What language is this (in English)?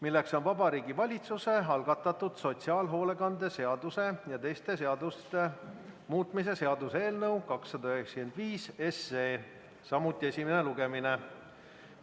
Estonian